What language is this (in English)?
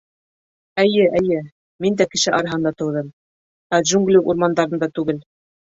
Bashkir